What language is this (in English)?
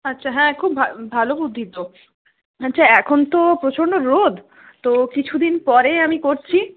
Bangla